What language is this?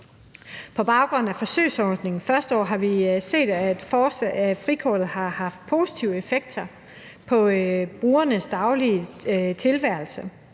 Danish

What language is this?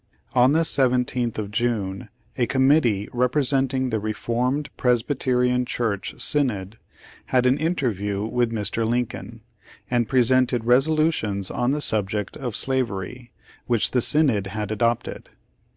English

